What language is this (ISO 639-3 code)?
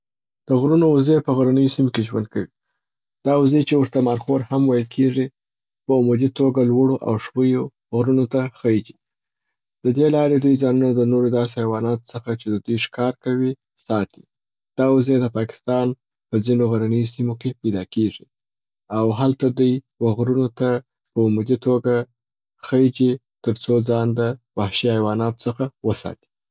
pbt